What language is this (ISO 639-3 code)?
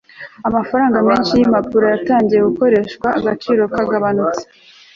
kin